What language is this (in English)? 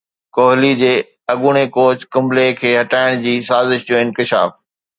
Sindhi